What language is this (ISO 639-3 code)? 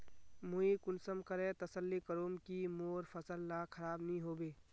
mag